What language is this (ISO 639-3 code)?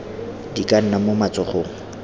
tsn